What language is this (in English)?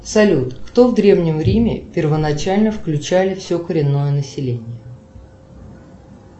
Russian